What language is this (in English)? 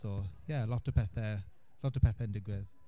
Welsh